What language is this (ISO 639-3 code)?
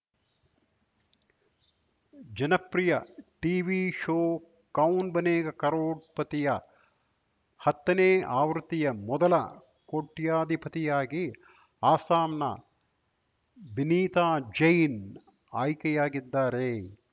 kan